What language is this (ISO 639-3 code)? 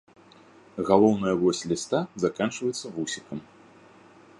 bel